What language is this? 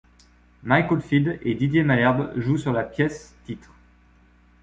French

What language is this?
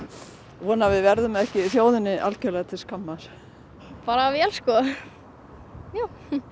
Icelandic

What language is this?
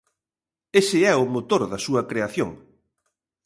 Galician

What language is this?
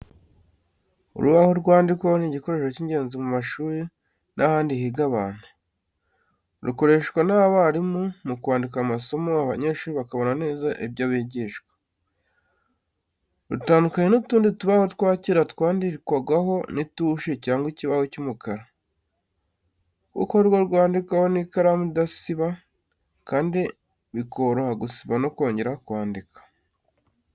Kinyarwanda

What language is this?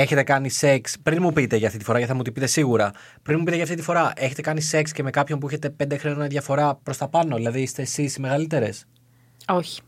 Greek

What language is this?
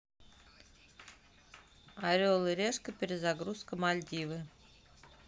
Russian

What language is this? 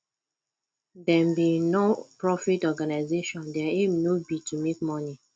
Nigerian Pidgin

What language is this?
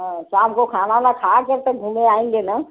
Hindi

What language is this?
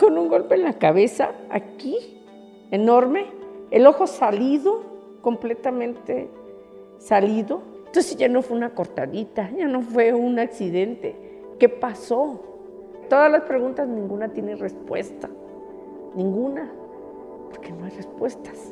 Spanish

